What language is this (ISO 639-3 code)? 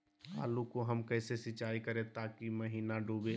mag